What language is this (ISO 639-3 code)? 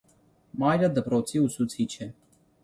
hye